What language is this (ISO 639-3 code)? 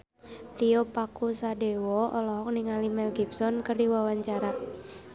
sun